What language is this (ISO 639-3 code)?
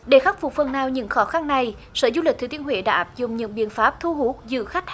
vie